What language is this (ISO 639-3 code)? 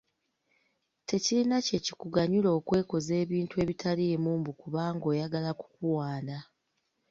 lug